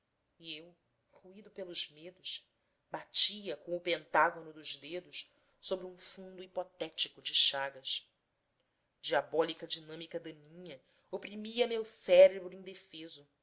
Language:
Portuguese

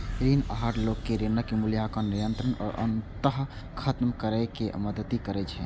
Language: Maithili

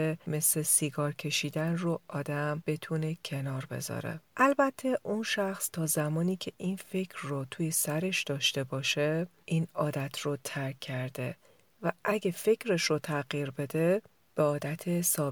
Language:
Persian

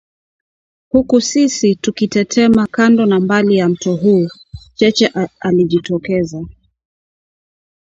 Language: Swahili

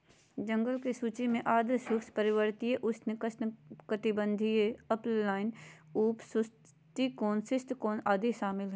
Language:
Magahi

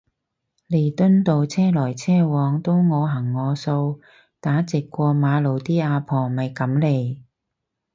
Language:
Cantonese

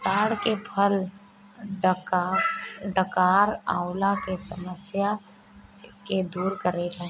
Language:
Bhojpuri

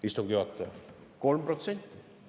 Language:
Estonian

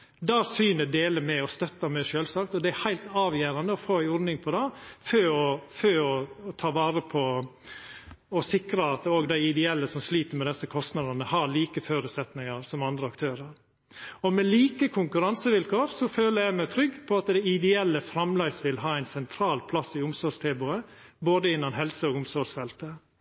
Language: Norwegian Nynorsk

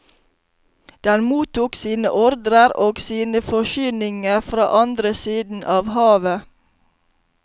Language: Norwegian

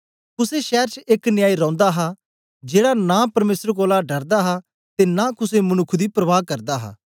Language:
Dogri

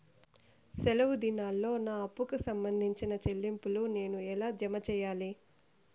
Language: Telugu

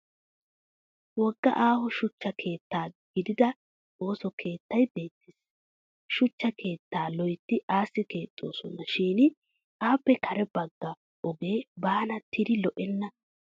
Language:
Wolaytta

